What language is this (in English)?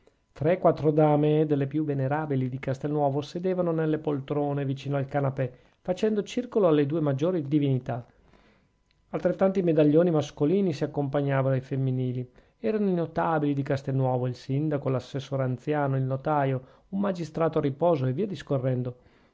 Italian